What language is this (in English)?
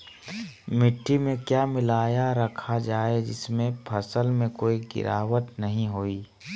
Magahi